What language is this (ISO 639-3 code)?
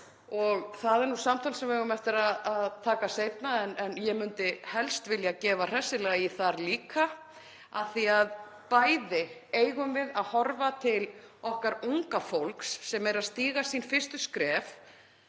isl